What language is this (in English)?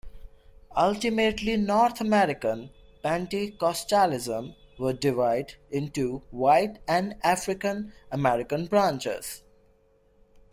English